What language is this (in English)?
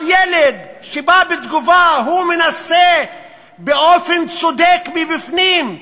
Hebrew